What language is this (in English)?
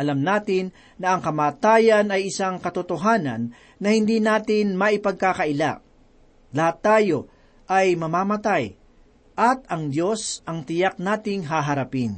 Filipino